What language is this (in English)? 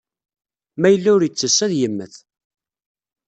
Kabyle